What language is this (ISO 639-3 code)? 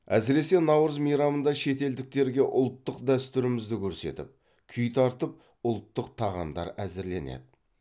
kaz